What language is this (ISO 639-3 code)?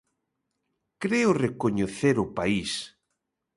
glg